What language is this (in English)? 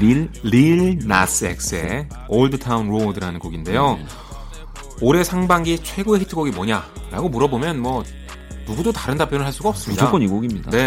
Korean